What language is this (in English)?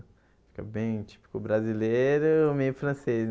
Portuguese